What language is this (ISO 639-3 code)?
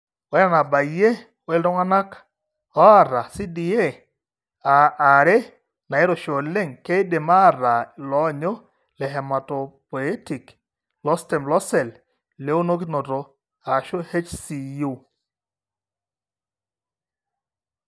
mas